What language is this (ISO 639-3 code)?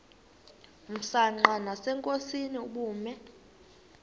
xho